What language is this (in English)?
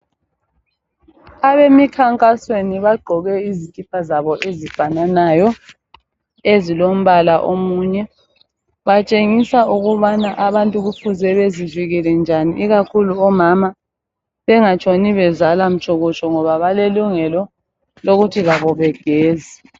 North Ndebele